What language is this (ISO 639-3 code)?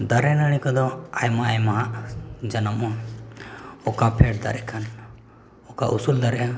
sat